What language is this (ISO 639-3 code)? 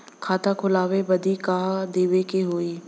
bho